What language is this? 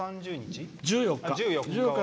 Japanese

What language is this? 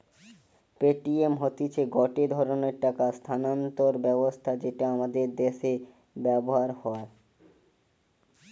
Bangla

